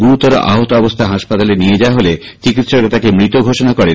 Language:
Bangla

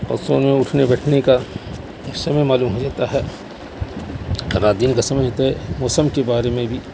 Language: Urdu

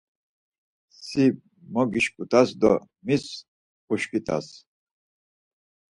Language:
Laz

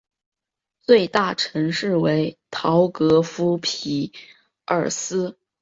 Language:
Chinese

